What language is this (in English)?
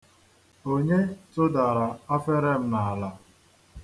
Igbo